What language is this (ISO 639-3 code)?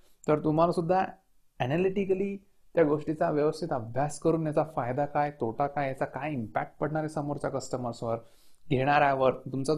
mar